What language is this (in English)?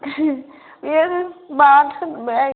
Bodo